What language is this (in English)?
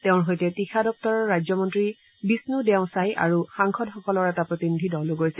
Assamese